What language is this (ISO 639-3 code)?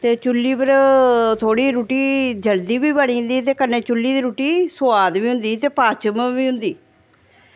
doi